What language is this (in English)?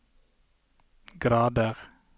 Norwegian